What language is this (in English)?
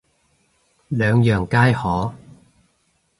Cantonese